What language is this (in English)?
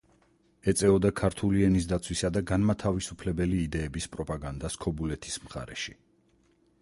Georgian